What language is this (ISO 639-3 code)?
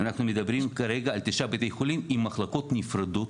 heb